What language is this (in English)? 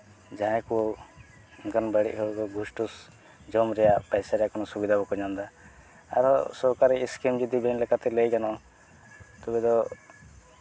Santali